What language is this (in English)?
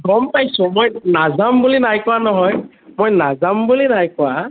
Assamese